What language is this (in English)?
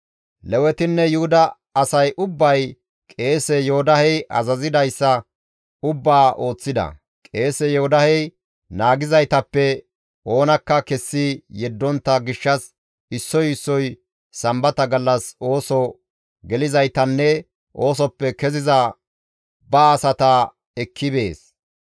Gamo